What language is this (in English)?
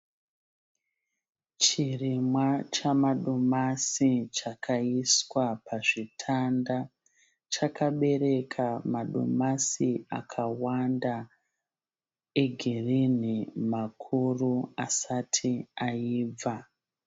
Shona